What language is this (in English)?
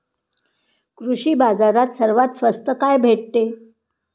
Marathi